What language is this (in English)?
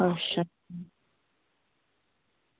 Dogri